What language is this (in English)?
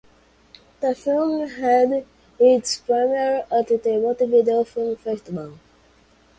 English